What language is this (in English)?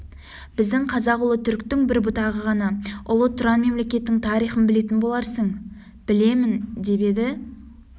Kazakh